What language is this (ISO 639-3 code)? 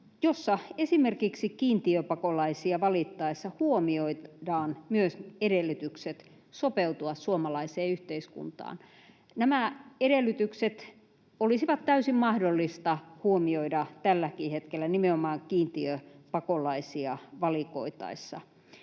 fin